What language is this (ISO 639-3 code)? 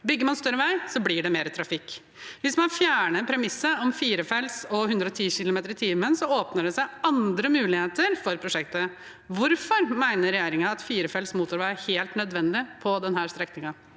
nor